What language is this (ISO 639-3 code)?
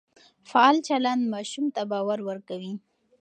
pus